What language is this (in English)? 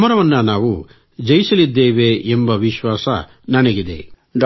Kannada